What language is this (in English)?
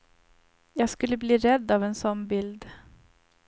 Swedish